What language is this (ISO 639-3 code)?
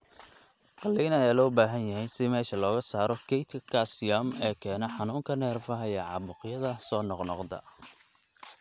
som